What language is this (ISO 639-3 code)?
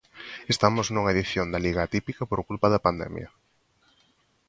glg